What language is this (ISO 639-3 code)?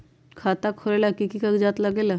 mag